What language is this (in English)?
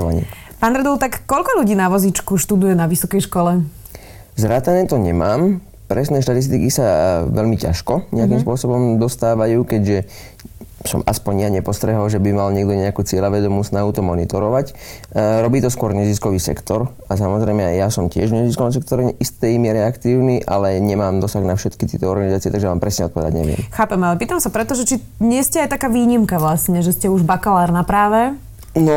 Slovak